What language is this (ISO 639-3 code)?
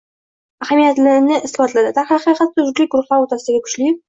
uzb